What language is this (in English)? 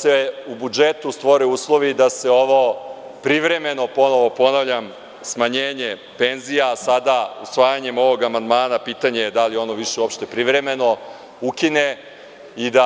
Serbian